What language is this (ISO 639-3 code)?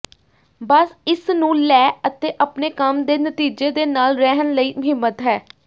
pan